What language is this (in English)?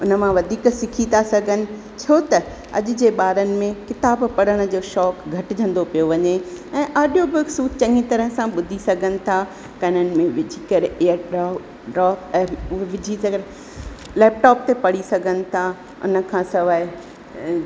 Sindhi